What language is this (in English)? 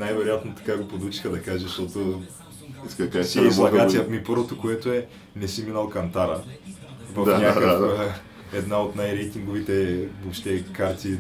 Bulgarian